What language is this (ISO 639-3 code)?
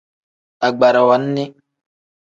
kdh